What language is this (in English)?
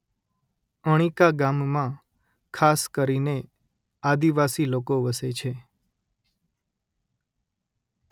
Gujarati